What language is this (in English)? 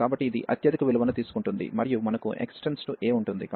Telugu